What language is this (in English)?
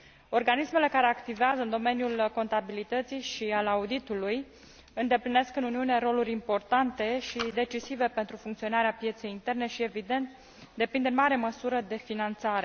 Romanian